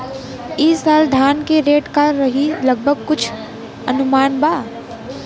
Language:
Bhojpuri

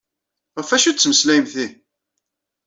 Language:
Kabyle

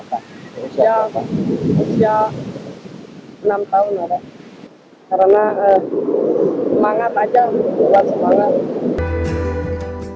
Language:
Indonesian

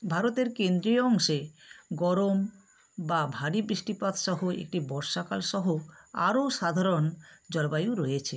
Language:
Bangla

